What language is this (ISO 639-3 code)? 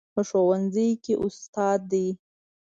pus